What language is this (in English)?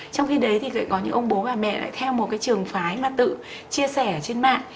Vietnamese